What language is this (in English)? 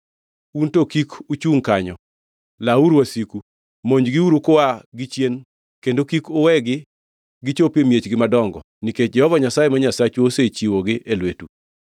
Luo (Kenya and Tanzania)